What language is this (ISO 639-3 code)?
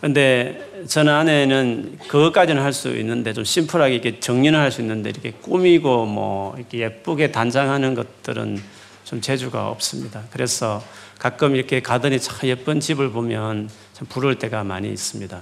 kor